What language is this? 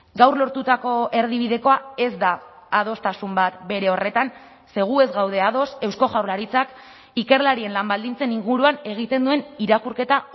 Basque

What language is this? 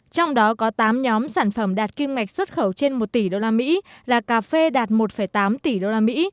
Vietnamese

